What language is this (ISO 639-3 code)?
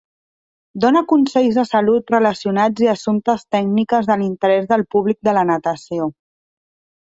cat